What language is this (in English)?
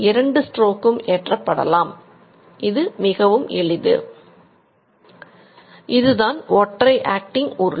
Tamil